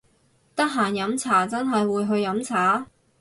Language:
Cantonese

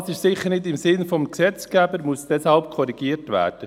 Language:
Swiss German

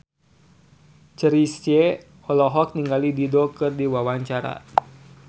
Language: Sundanese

